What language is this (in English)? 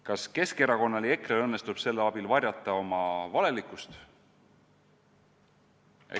Estonian